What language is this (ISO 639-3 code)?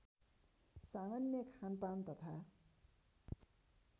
nep